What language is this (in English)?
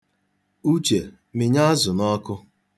Igbo